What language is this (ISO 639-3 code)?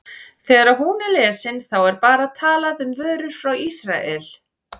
isl